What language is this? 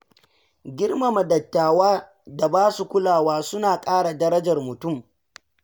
Hausa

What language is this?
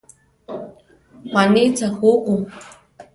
Central Tarahumara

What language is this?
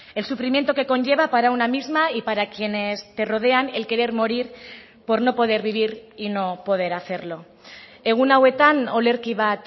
Spanish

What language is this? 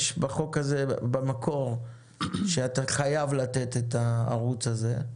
Hebrew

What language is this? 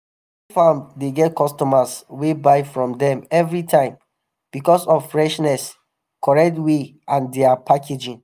Nigerian Pidgin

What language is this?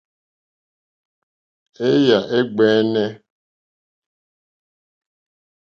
Mokpwe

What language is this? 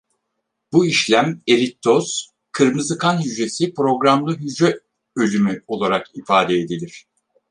Turkish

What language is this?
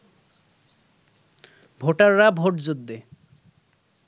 Bangla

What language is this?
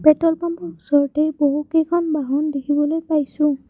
Assamese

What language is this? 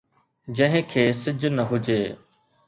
Sindhi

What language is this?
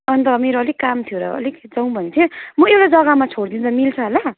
Nepali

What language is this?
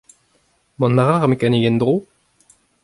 Breton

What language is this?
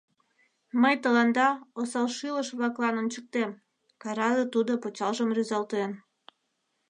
Mari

